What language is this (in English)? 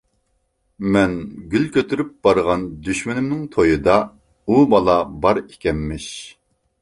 Uyghur